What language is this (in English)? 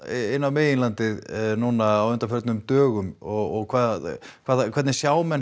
Icelandic